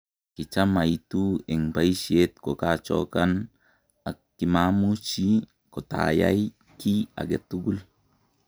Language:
Kalenjin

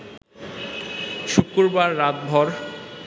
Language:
Bangla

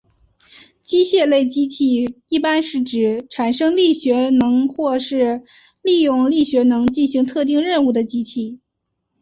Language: Chinese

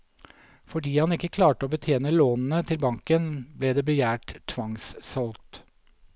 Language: Norwegian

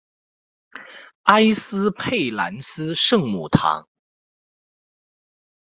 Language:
Chinese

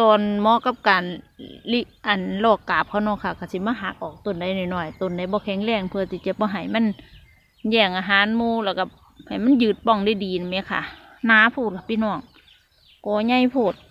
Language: Thai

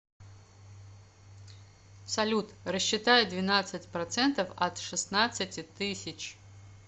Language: Russian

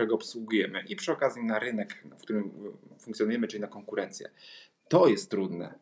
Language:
Polish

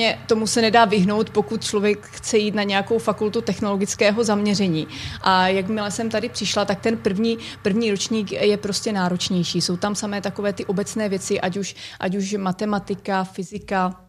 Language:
Czech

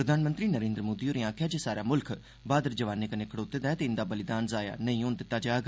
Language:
Dogri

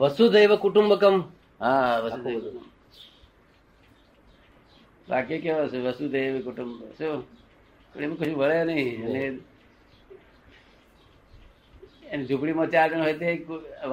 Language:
Gujarati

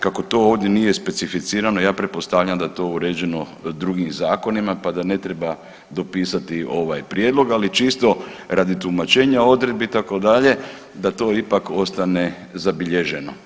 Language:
Croatian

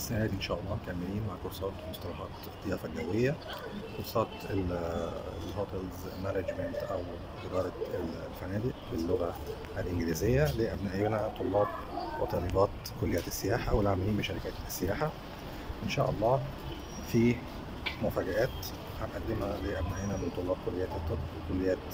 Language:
Arabic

